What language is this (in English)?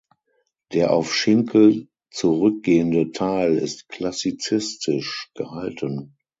German